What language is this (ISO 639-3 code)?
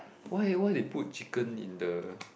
eng